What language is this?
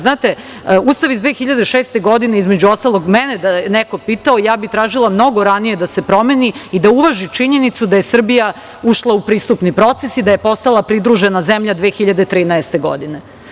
Serbian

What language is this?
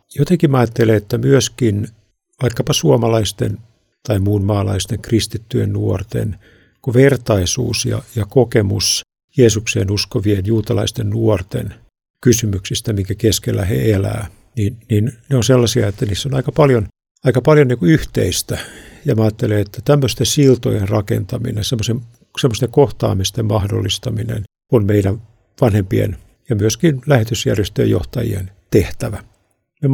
Finnish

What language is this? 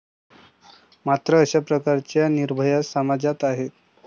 Marathi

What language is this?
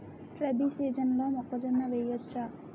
Telugu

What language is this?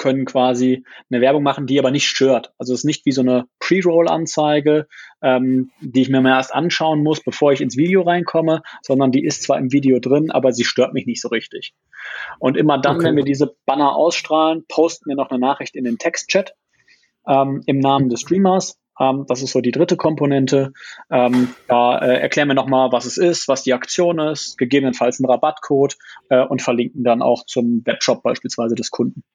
German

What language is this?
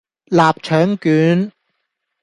Cantonese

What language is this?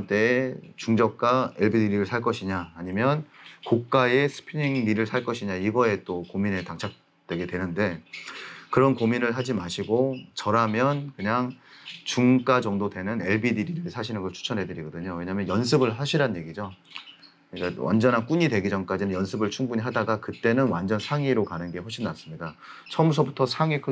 Korean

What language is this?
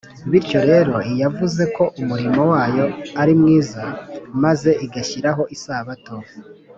Kinyarwanda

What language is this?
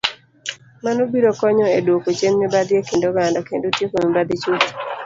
Luo (Kenya and Tanzania)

